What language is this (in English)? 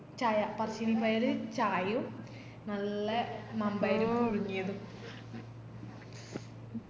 Malayalam